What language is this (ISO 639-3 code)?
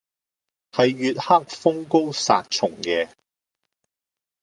yue